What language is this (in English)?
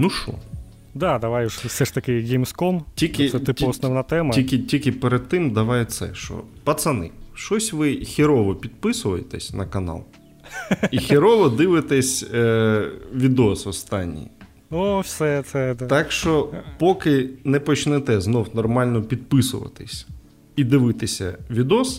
Ukrainian